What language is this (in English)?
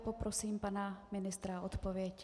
Czech